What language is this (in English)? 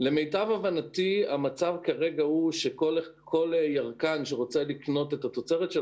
Hebrew